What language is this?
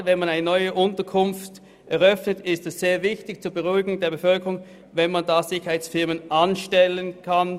Swiss German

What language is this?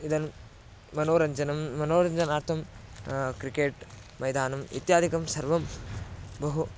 Sanskrit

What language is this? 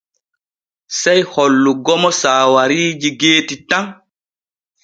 Borgu Fulfulde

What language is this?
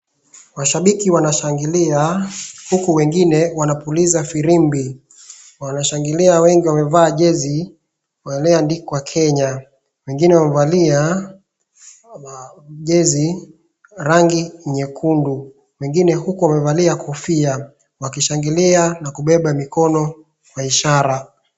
Swahili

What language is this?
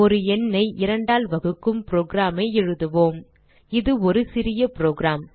Tamil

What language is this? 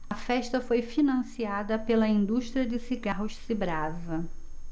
Portuguese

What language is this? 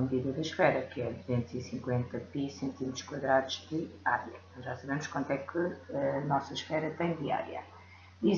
Portuguese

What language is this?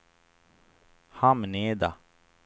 Swedish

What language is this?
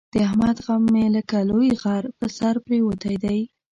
Pashto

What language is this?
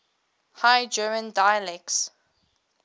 English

